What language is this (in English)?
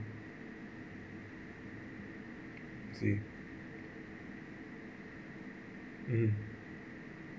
English